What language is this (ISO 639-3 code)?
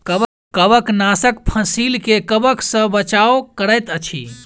mai